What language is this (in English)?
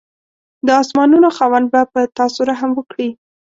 Pashto